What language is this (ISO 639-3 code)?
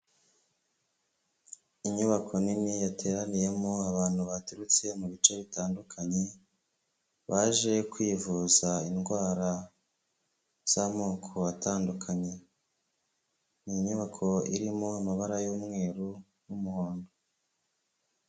kin